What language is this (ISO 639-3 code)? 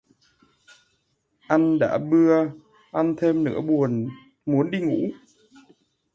vie